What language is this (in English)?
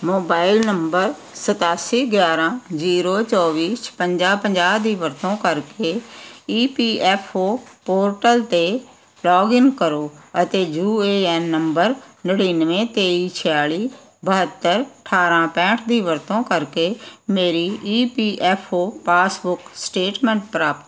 Punjabi